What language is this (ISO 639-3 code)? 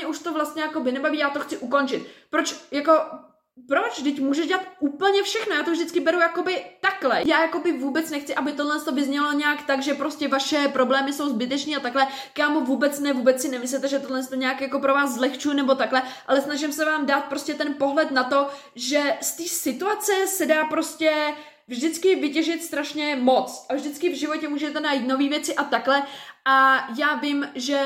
ces